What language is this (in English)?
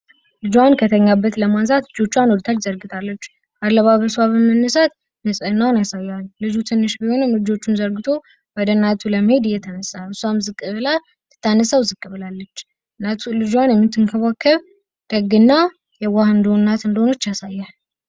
Amharic